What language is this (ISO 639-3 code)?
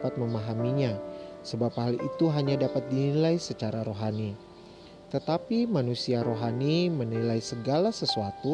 ind